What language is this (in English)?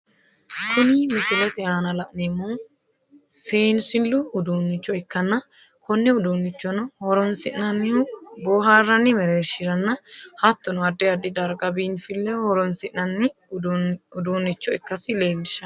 Sidamo